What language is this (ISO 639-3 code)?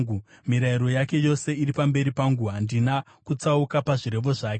sna